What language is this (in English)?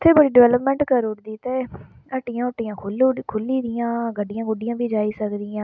Dogri